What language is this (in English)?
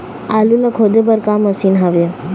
Chhattisgarhi